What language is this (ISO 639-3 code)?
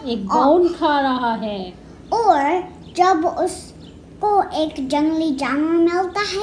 hin